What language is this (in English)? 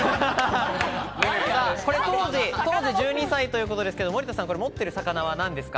Japanese